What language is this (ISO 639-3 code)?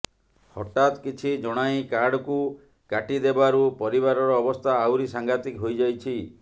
ori